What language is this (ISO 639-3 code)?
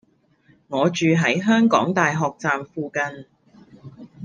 yue